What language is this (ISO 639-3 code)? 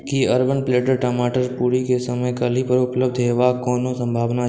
mai